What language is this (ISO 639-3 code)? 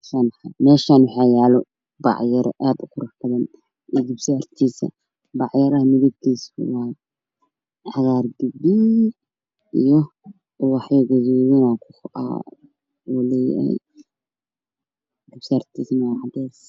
som